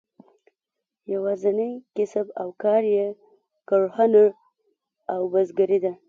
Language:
Pashto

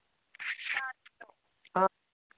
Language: Manipuri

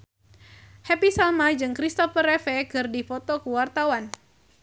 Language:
Sundanese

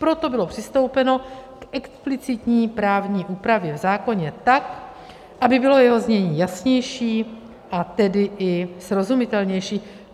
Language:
Czech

